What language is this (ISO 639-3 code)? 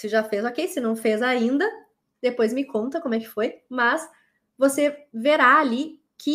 por